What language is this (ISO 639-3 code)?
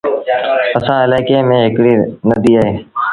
sbn